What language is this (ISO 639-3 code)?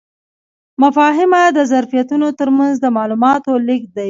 pus